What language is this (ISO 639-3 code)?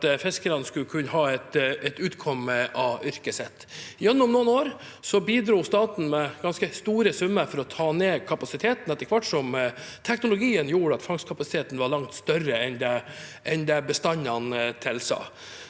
nor